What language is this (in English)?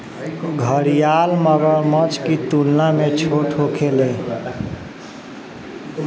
Bhojpuri